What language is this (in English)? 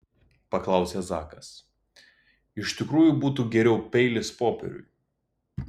Lithuanian